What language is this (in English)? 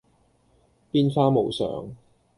Cantonese